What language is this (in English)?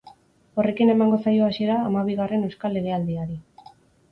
Basque